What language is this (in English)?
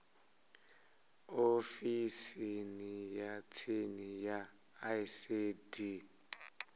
Venda